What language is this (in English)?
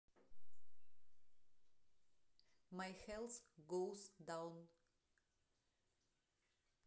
Russian